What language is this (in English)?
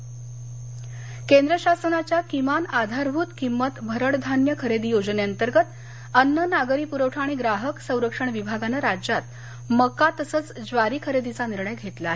Marathi